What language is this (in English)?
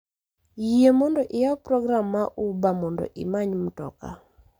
Luo (Kenya and Tanzania)